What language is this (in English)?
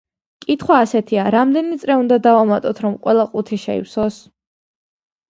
Georgian